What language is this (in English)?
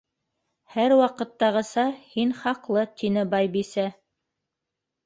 Bashkir